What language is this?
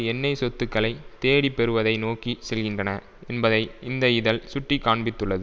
Tamil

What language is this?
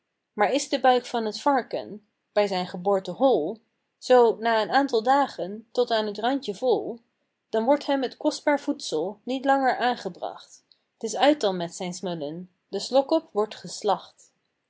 Dutch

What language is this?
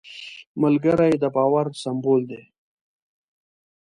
Pashto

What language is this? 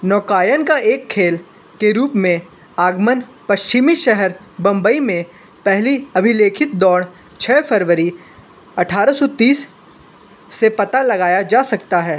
Hindi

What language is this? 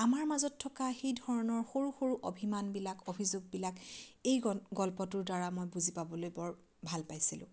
Assamese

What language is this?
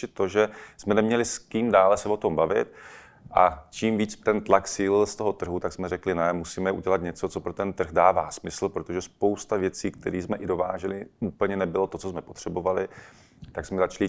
Czech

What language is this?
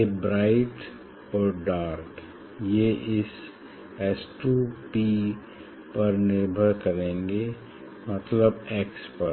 Hindi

